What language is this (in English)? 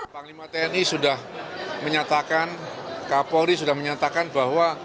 Indonesian